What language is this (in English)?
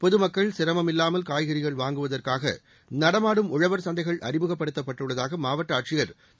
Tamil